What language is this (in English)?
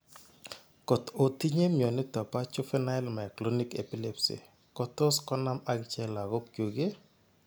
Kalenjin